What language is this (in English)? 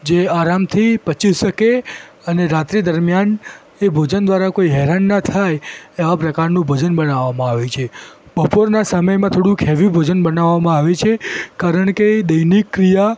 Gujarati